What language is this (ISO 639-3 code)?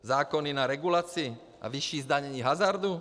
ces